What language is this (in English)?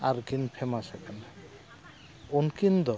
Santali